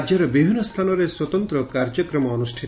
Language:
Odia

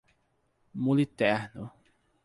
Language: Portuguese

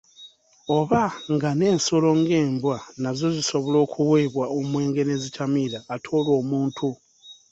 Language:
Ganda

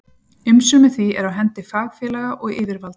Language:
Icelandic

